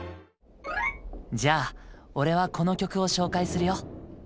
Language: Japanese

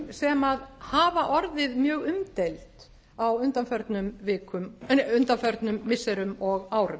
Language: Icelandic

